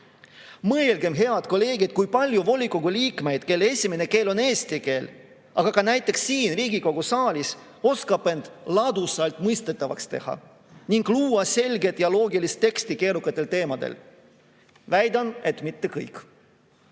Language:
Estonian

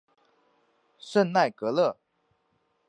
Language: Chinese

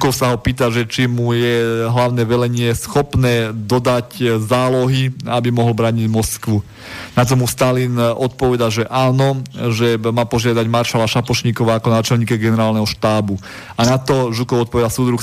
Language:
Slovak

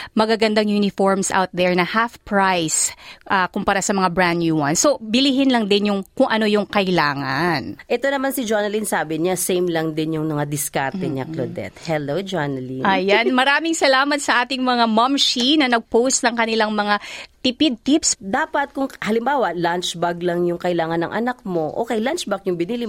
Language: Filipino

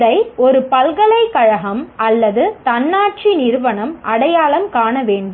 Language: Tamil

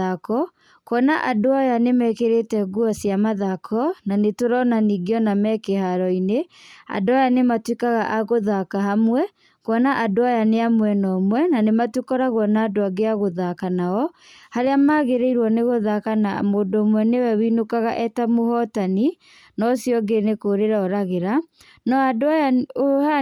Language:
Kikuyu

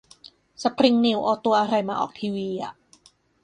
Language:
Thai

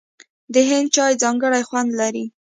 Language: Pashto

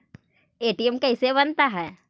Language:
Magahi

